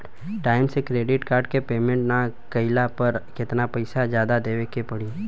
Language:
Bhojpuri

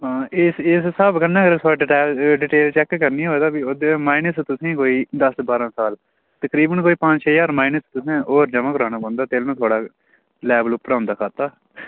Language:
Dogri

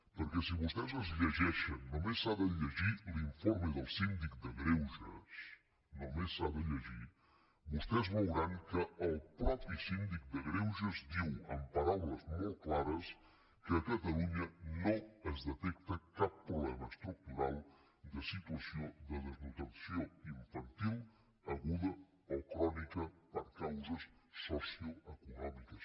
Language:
Catalan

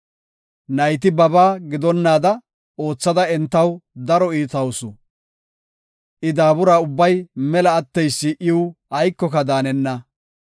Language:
Gofa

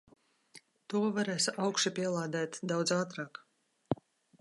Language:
Latvian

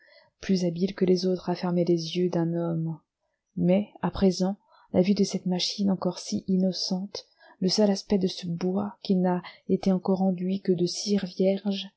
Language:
French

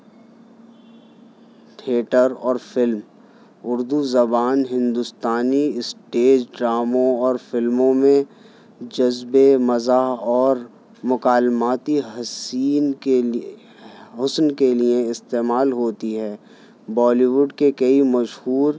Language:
Urdu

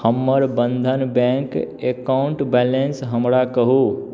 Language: Maithili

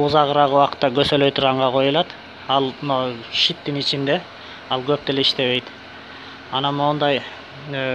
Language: Turkish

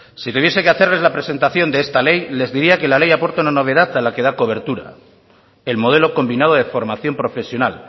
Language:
Spanish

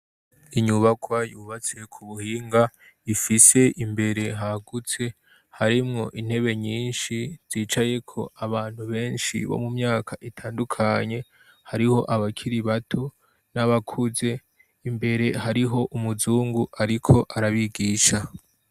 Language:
Rundi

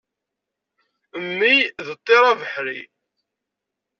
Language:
Kabyle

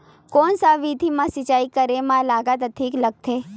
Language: Chhattisgarhi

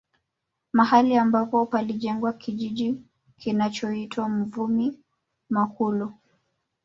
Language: Swahili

